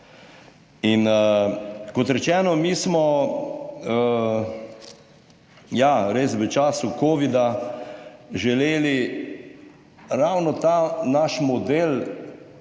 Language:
Slovenian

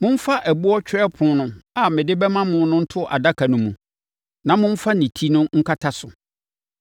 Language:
Akan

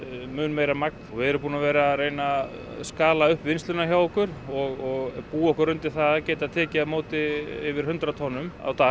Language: Icelandic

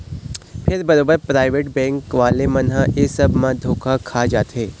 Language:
Chhattisgarhi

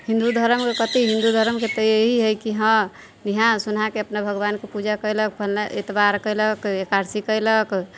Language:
Maithili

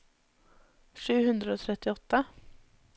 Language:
Norwegian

